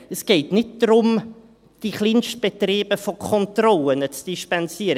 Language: Swiss German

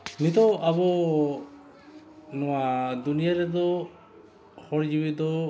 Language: Santali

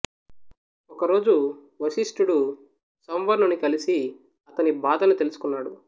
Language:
Telugu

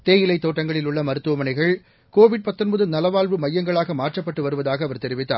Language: Tamil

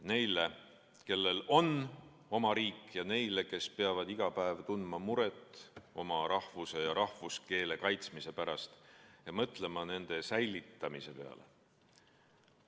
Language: Estonian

